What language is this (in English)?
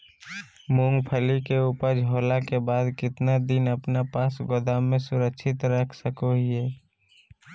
Magahi